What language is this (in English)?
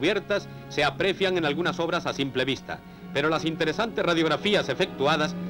Spanish